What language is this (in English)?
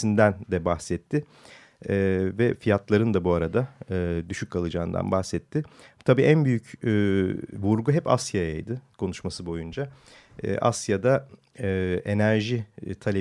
Turkish